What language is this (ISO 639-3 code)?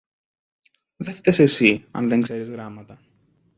ell